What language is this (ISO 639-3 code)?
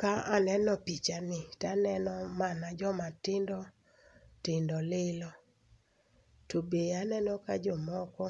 luo